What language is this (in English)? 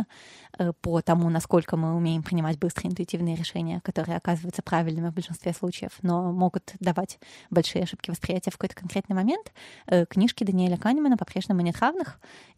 Russian